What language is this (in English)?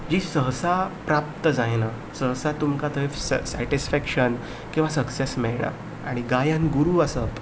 Konkani